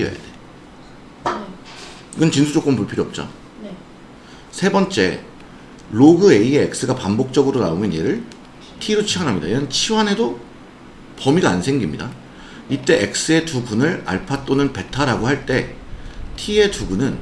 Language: Korean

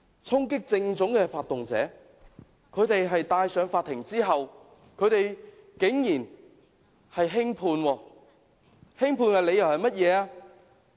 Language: Cantonese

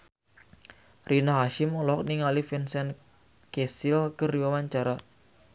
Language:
Sundanese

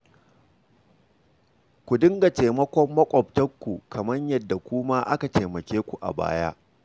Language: Hausa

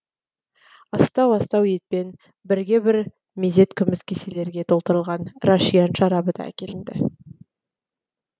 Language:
Kazakh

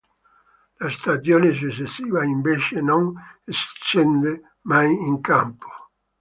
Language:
Italian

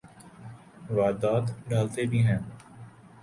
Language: Urdu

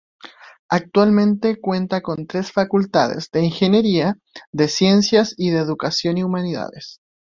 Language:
Spanish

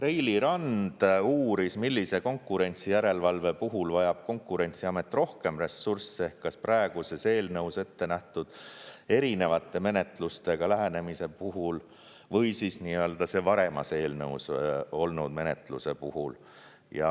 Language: Estonian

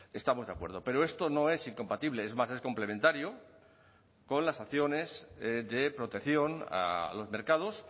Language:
Spanish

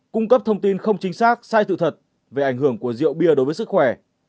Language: Vietnamese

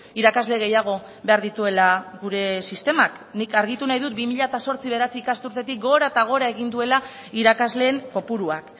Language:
Basque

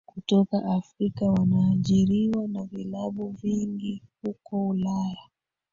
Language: Swahili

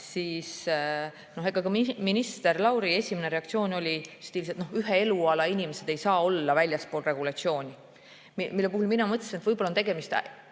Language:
Estonian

